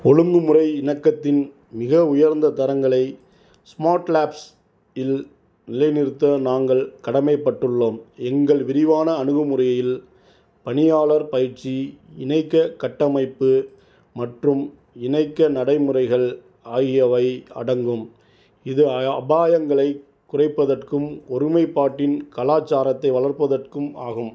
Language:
Tamil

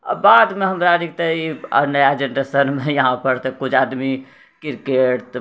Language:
Maithili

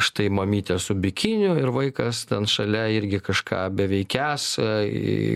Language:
Lithuanian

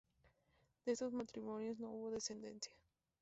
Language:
Spanish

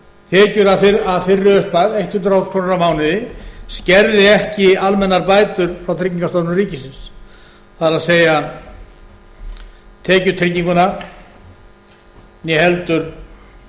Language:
Icelandic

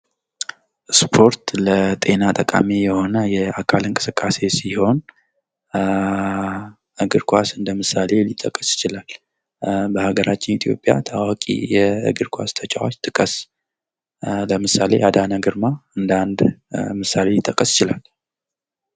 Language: Amharic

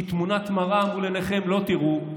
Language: Hebrew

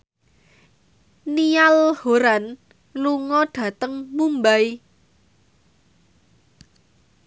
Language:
Javanese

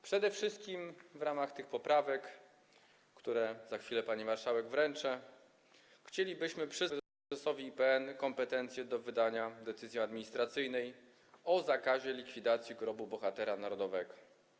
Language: Polish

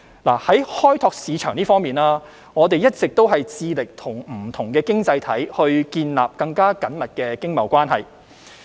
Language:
Cantonese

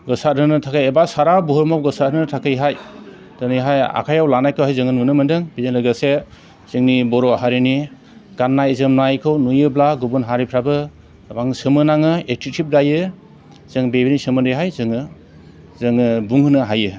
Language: Bodo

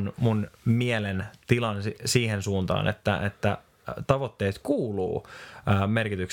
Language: Finnish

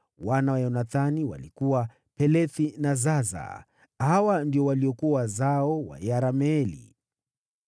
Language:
Swahili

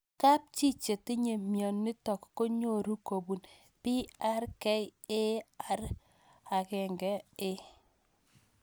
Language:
Kalenjin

